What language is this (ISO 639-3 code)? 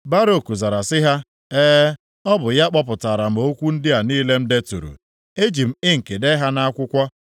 ibo